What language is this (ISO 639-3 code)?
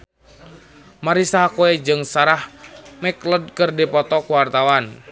sun